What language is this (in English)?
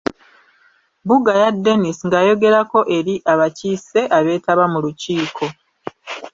Ganda